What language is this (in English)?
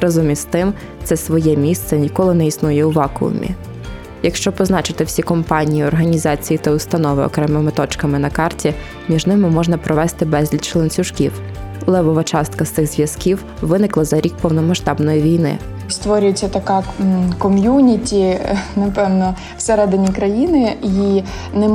Ukrainian